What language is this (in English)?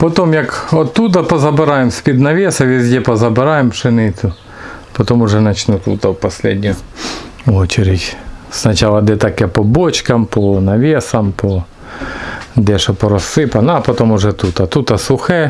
Russian